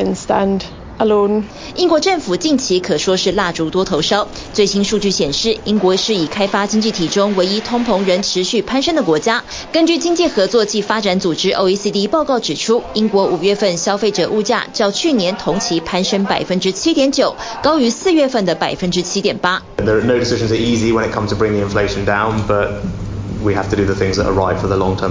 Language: Chinese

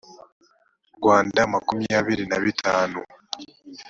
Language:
Kinyarwanda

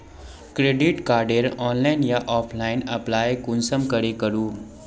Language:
Magahi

